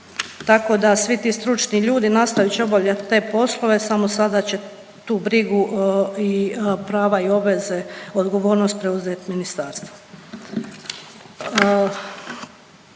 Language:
Croatian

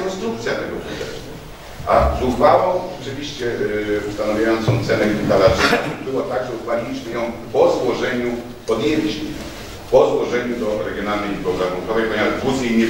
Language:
Polish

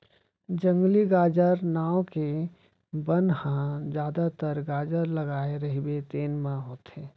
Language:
Chhattisgarhi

